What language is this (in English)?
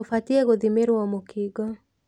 Kikuyu